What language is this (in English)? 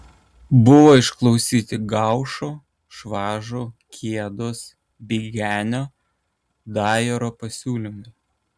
Lithuanian